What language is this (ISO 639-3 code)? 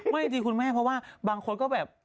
tha